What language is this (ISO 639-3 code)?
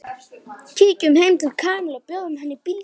isl